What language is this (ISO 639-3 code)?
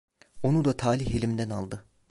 tur